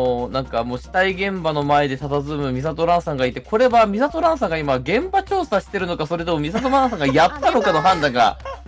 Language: Japanese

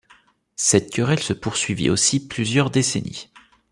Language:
French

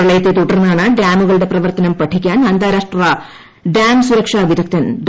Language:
Malayalam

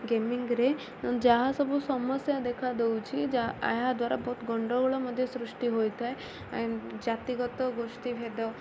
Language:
Odia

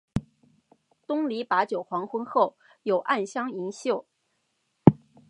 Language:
Chinese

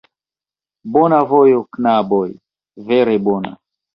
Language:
Esperanto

